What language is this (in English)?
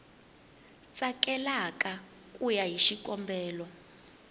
Tsonga